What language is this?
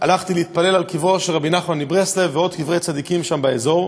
Hebrew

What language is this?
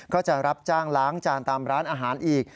Thai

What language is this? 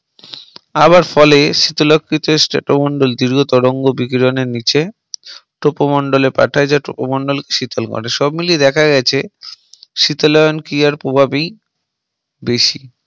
Bangla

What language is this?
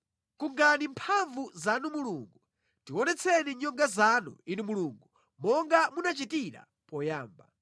Nyanja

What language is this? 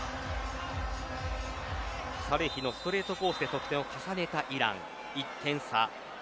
Japanese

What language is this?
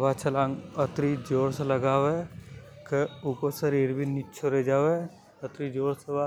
Hadothi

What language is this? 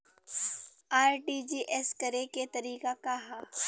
Bhojpuri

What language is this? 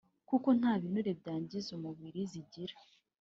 Kinyarwanda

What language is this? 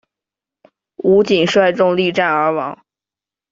Chinese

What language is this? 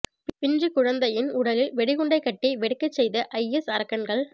Tamil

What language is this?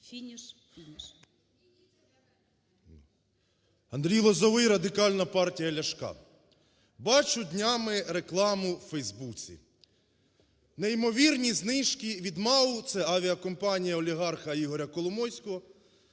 Ukrainian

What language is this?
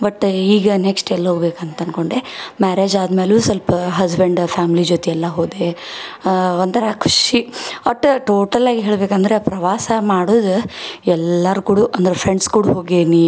Kannada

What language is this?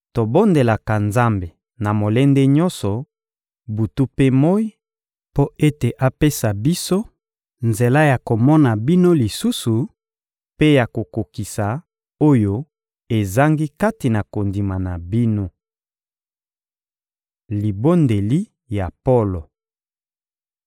Lingala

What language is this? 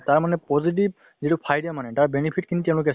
Assamese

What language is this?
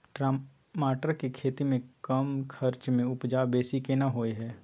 Maithili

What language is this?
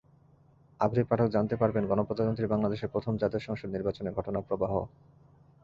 Bangla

